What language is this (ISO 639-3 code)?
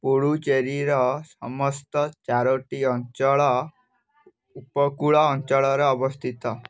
ori